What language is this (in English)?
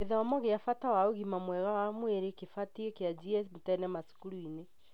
Kikuyu